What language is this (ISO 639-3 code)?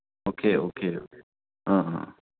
mni